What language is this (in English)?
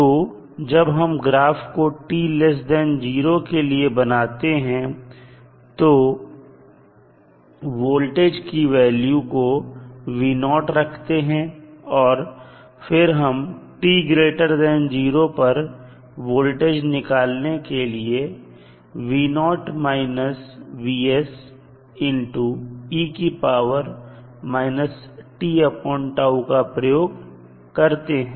Hindi